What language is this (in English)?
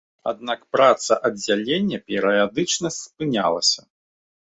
Belarusian